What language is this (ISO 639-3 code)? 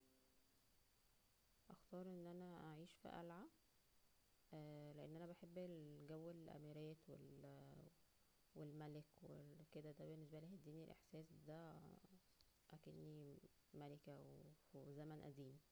arz